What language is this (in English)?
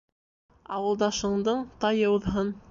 Bashkir